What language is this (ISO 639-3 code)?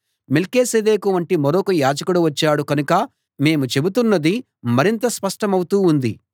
tel